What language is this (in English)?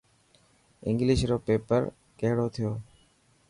Dhatki